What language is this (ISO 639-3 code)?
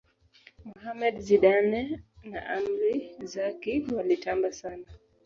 swa